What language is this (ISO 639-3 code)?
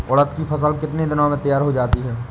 hin